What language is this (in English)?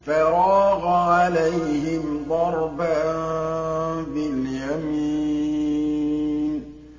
Arabic